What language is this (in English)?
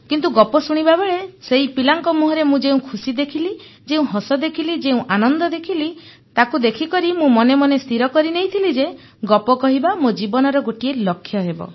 Odia